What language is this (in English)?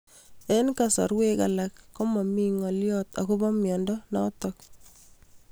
Kalenjin